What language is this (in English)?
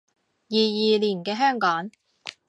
Cantonese